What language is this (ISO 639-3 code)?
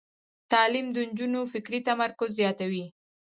pus